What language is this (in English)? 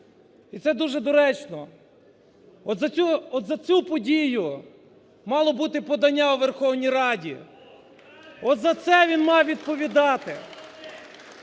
Ukrainian